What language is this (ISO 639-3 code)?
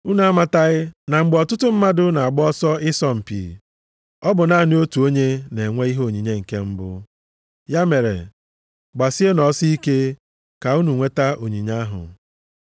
ibo